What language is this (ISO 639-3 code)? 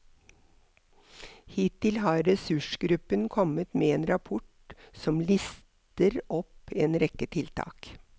nor